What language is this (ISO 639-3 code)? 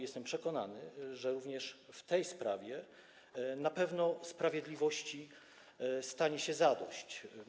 pol